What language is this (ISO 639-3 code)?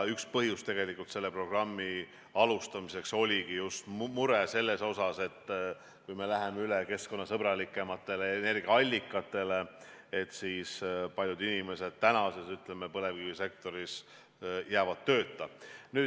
est